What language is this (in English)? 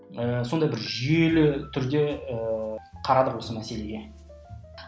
Kazakh